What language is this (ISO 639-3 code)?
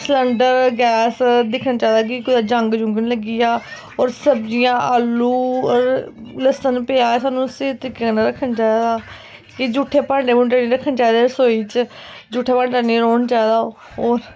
doi